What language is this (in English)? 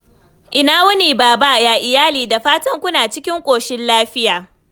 Hausa